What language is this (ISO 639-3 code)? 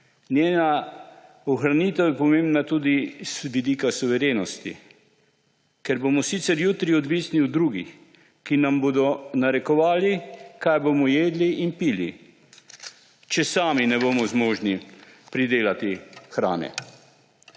slv